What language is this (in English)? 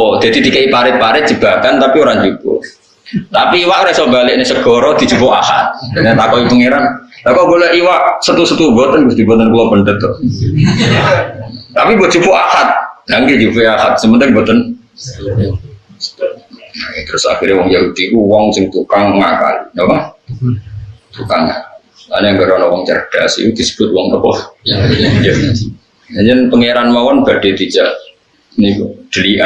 Indonesian